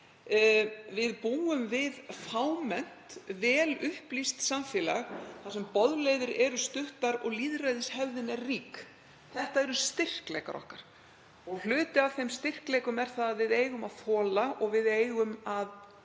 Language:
Icelandic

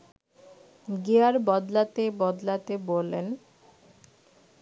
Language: Bangla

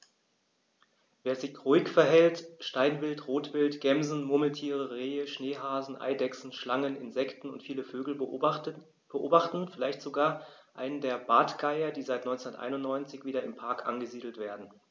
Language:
German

